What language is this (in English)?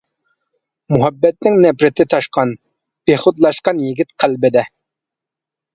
Uyghur